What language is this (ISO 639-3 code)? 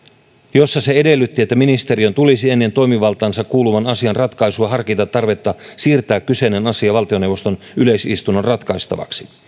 fin